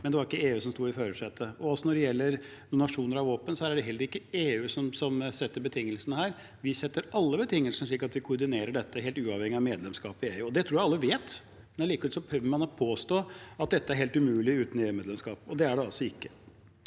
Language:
Norwegian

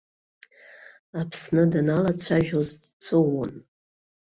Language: Abkhazian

